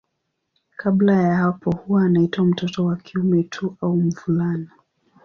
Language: Swahili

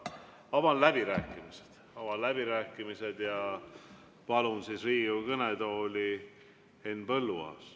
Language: Estonian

